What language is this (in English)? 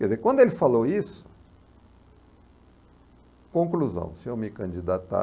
Portuguese